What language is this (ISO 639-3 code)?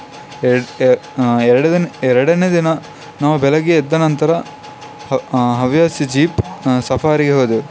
kan